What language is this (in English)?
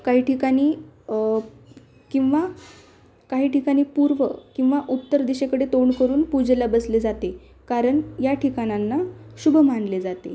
Marathi